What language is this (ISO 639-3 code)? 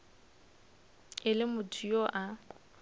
nso